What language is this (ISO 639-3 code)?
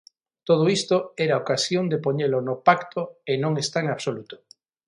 glg